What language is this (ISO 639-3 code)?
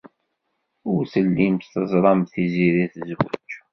kab